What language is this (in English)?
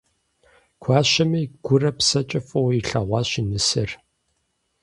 Kabardian